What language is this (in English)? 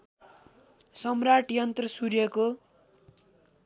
Nepali